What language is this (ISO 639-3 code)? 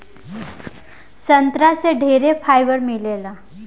bho